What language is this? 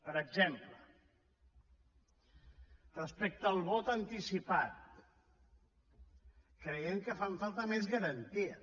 Catalan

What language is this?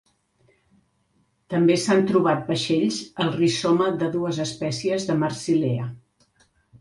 Catalan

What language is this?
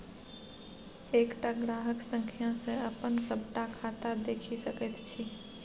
Maithili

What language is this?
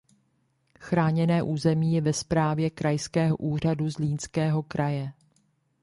Czech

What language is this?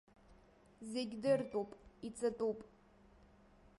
Abkhazian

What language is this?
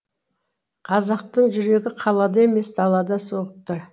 Kazakh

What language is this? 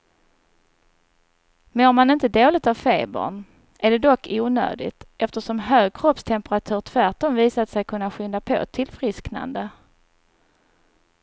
Swedish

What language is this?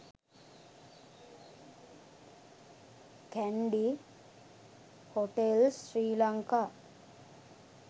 Sinhala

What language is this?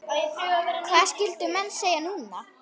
Icelandic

